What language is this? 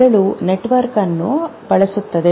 Kannada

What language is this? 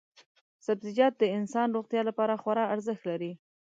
Pashto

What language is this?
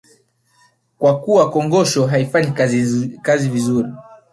Swahili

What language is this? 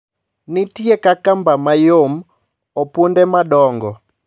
Luo (Kenya and Tanzania)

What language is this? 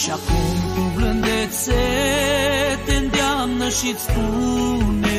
Romanian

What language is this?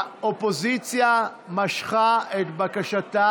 Hebrew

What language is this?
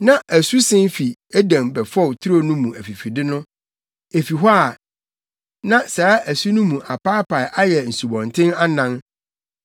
Akan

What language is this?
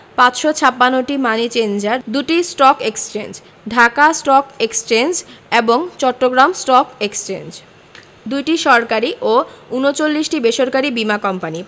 Bangla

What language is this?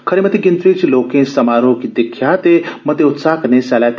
Dogri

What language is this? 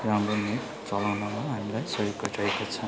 Nepali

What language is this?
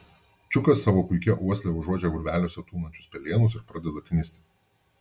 Lithuanian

